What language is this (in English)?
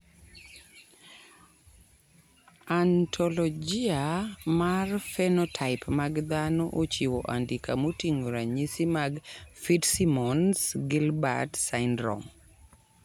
Luo (Kenya and Tanzania)